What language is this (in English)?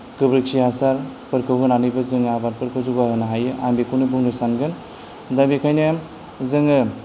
Bodo